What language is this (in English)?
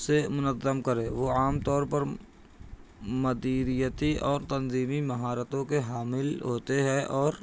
Urdu